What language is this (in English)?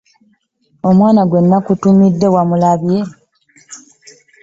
Ganda